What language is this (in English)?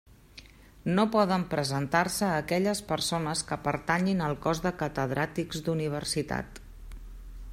Catalan